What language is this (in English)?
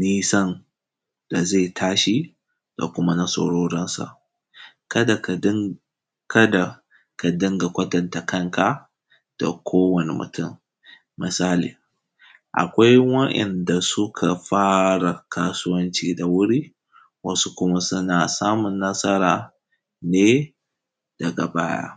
Hausa